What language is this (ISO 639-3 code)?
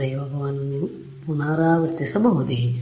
kan